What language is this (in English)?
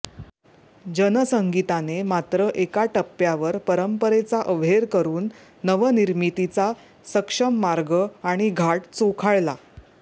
Marathi